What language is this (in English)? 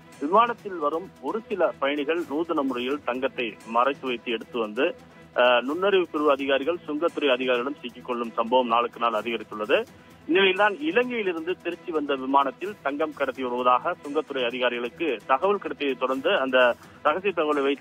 Arabic